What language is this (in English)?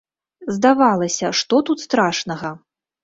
Belarusian